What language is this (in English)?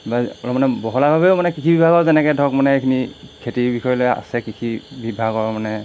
Assamese